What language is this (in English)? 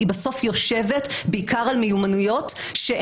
Hebrew